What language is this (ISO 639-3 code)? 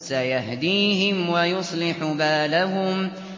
ara